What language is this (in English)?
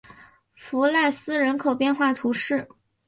Chinese